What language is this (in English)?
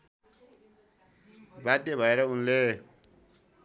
Nepali